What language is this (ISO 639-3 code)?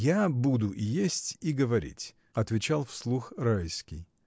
rus